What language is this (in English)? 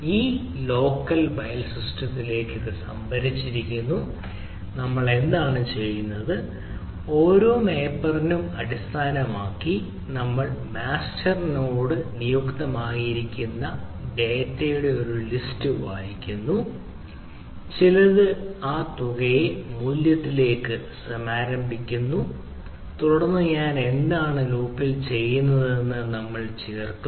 Malayalam